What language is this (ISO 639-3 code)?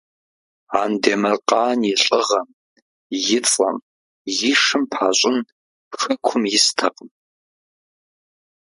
kbd